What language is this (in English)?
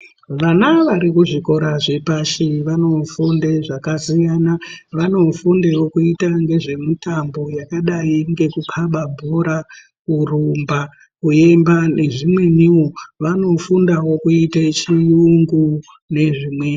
Ndau